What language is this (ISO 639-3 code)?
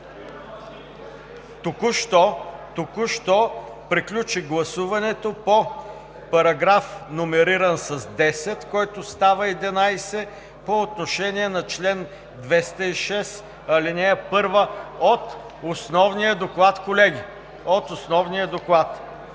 bul